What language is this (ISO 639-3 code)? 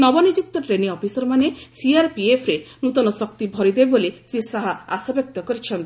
ori